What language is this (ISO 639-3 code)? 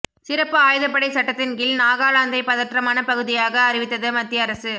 tam